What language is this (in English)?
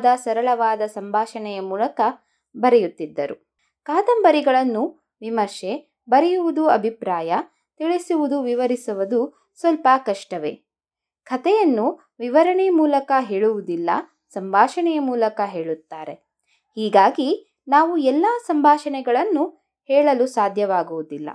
Kannada